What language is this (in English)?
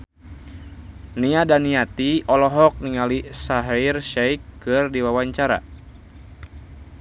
Sundanese